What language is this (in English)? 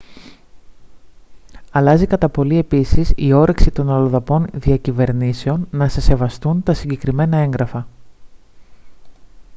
Greek